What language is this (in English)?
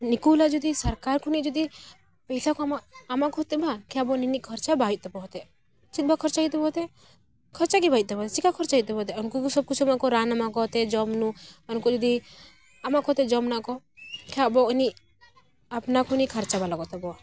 Santali